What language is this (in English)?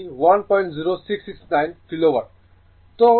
Bangla